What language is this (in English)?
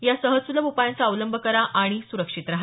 Marathi